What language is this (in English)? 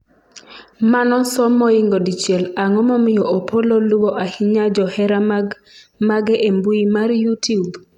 Luo (Kenya and Tanzania)